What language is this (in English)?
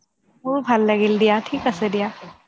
Assamese